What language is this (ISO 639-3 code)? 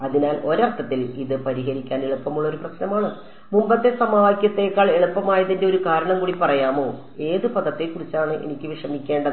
mal